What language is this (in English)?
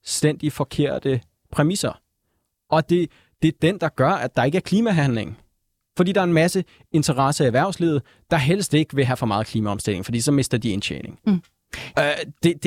Danish